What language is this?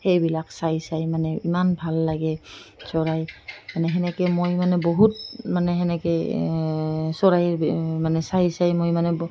Assamese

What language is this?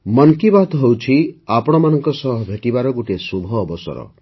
Odia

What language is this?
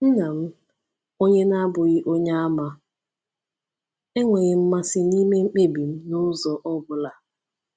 Igbo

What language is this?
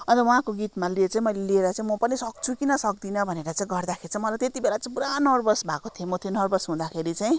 Nepali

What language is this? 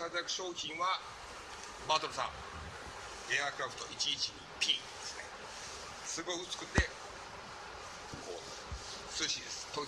Japanese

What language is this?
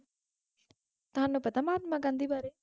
Punjabi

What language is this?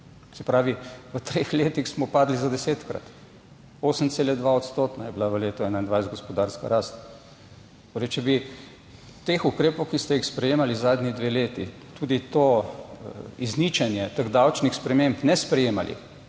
Slovenian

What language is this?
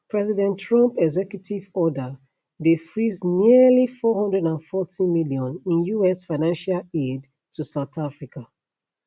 Nigerian Pidgin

